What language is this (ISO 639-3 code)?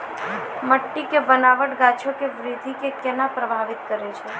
mai